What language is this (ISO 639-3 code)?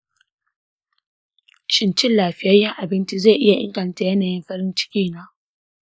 hau